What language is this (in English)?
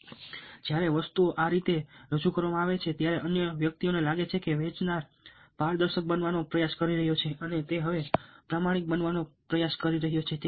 Gujarati